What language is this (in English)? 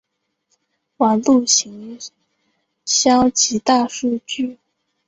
Chinese